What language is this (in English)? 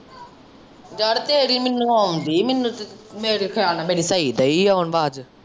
Punjabi